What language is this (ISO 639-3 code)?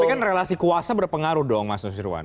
ind